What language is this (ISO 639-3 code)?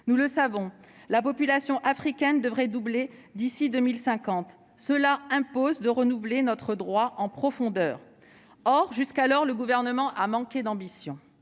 fra